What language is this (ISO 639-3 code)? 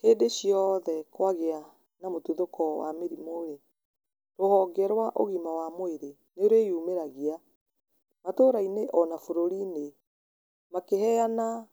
kik